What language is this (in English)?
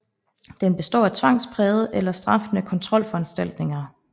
Danish